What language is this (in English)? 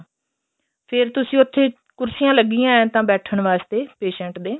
Punjabi